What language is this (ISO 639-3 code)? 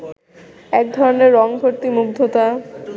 ben